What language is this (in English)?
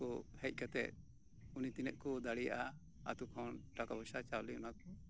Santali